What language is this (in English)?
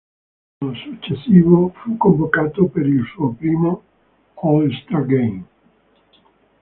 Italian